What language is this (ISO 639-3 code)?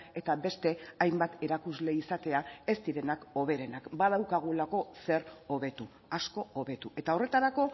eus